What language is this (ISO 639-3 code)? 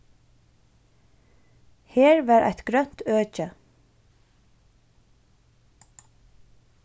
fao